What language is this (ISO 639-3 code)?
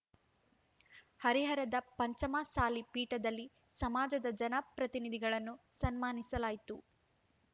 kan